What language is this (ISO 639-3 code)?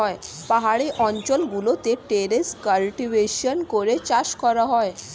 ben